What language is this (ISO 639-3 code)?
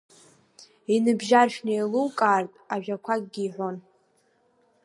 abk